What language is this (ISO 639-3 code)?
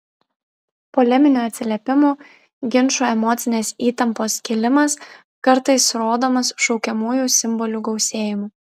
lit